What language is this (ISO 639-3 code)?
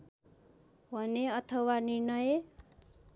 nep